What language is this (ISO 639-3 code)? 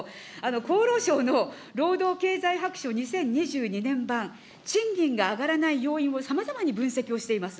jpn